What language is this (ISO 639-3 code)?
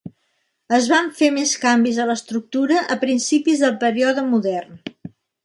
cat